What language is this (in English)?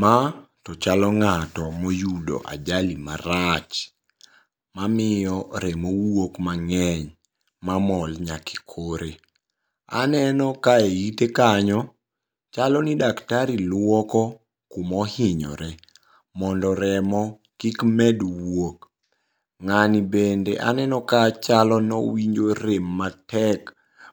Luo (Kenya and Tanzania)